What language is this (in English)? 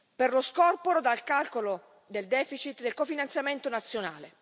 Italian